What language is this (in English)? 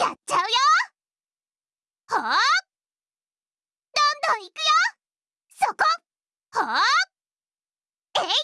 Japanese